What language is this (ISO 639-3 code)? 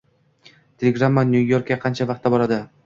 uzb